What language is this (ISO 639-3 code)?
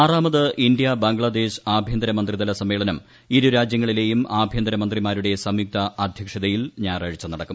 mal